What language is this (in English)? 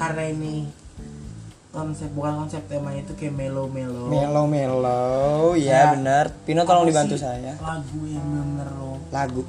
Indonesian